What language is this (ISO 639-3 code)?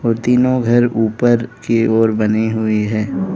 hin